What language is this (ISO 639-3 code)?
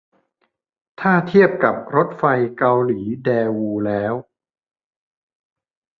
tha